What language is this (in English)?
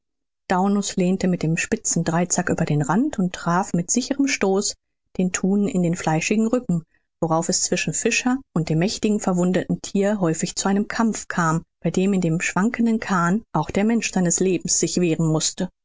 German